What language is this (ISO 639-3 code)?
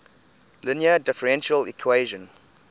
eng